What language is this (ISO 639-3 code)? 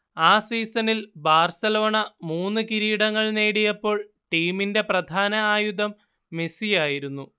mal